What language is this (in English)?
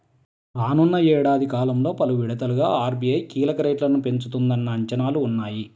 Telugu